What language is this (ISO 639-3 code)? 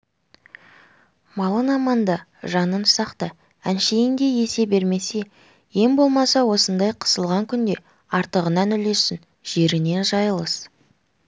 kaz